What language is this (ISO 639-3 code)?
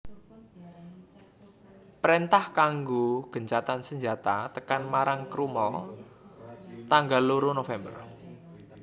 jav